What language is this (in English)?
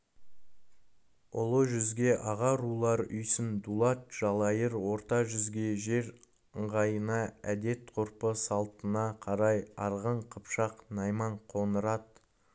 Kazakh